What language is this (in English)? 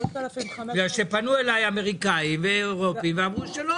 Hebrew